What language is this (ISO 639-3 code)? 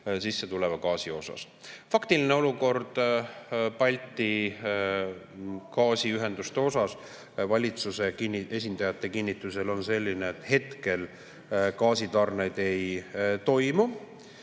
est